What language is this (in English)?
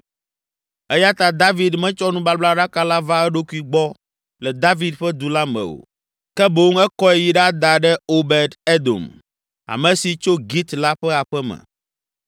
Ewe